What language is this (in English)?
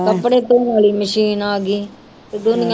Punjabi